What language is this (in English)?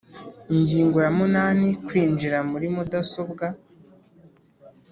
Kinyarwanda